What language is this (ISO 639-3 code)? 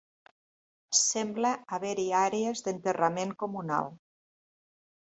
cat